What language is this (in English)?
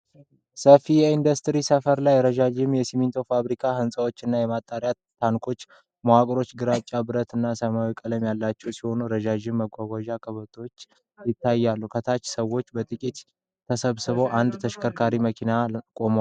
Amharic